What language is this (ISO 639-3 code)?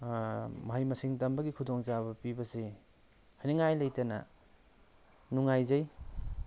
mni